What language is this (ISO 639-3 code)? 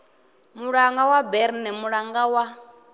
ven